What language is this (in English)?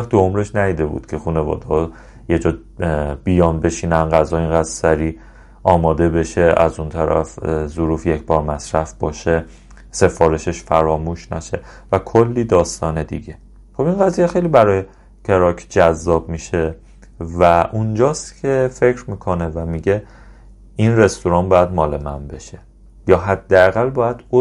Persian